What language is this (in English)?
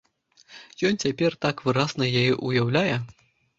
Belarusian